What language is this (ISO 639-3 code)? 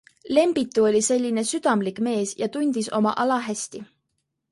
est